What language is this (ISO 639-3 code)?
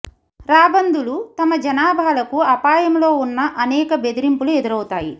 tel